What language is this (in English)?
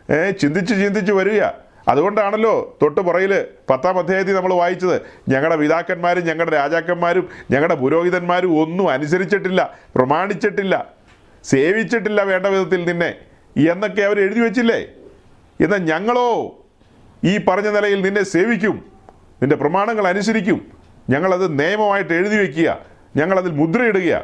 Malayalam